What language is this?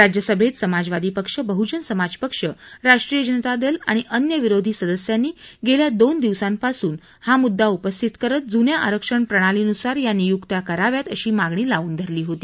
Marathi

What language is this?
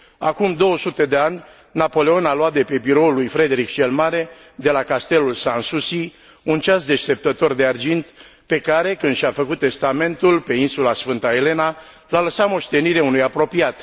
Romanian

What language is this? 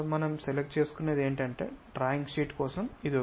Telugu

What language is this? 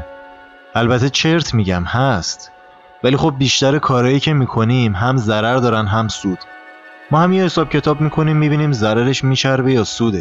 Persian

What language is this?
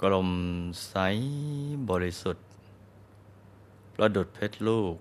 Thai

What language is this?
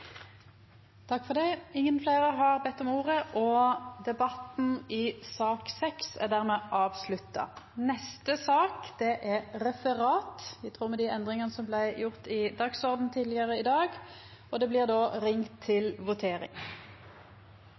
Norwegian Nynorsk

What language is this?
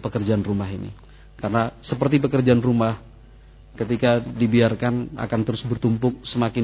Indonesian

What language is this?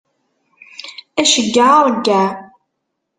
Kabyle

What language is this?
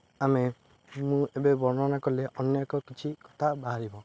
Odia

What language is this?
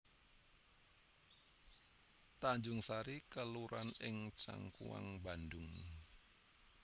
Javanese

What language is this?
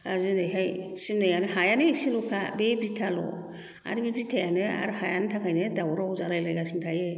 Bodo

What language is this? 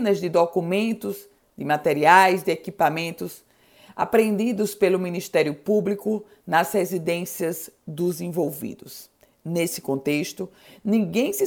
Portuguese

